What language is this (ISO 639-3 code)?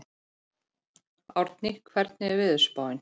isl